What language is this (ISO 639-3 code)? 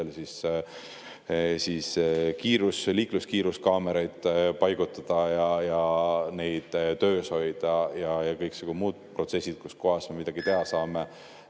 est